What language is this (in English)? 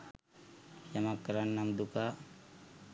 Sinhala